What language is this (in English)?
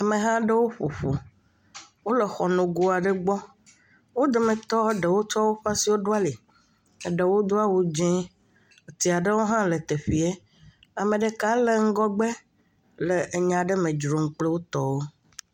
Ewe